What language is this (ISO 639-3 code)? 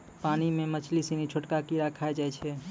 mai